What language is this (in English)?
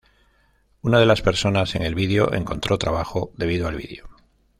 Spanish